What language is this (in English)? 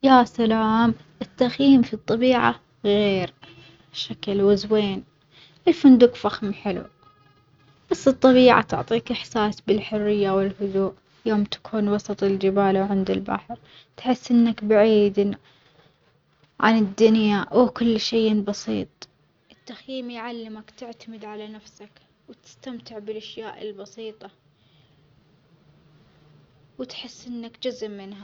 Omani Arabic